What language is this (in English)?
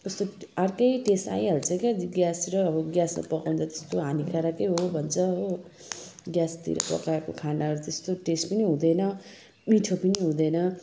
Nepali